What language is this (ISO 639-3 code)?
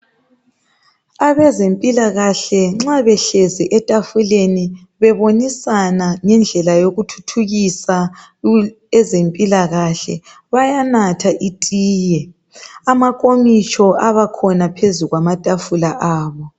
nde